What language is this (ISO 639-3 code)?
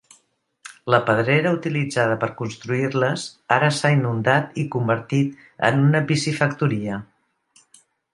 cat